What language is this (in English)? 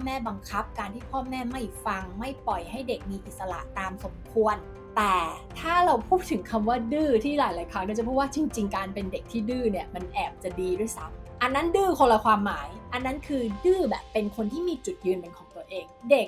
Thai